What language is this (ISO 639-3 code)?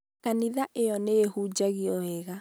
kik